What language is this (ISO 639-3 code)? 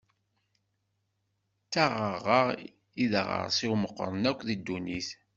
kab